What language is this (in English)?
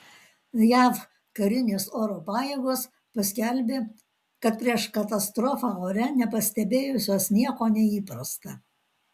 Lithuanian